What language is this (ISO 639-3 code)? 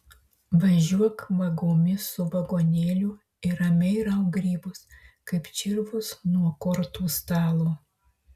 lit